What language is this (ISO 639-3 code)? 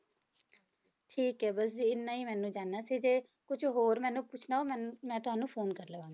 pan